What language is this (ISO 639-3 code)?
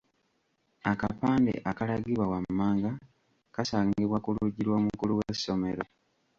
lug